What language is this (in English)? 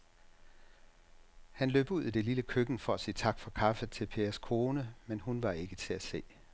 Danish